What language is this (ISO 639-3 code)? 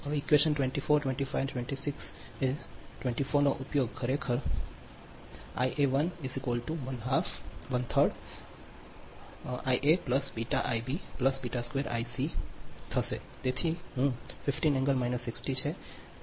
guj